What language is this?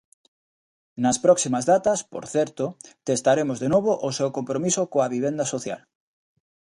Galician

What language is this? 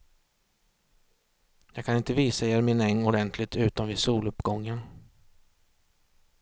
Swedish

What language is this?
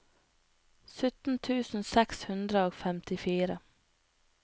Norwegian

